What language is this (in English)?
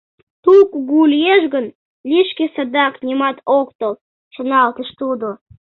Mari